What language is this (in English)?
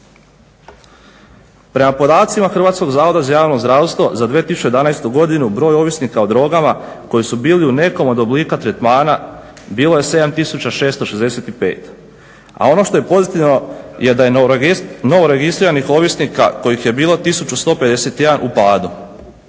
Croatian